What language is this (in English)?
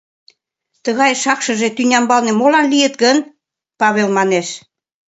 Mari